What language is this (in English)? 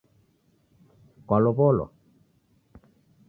Taita